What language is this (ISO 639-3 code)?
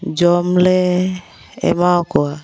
sat